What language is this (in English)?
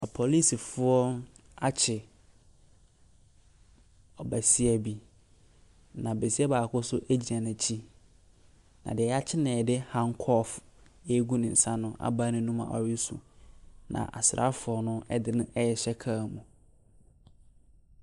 Akan